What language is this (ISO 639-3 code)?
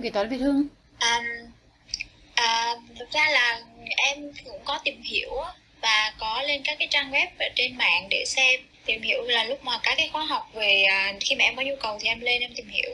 vie